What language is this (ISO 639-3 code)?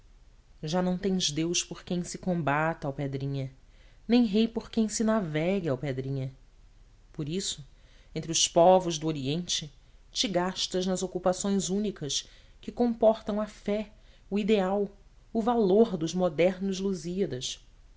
por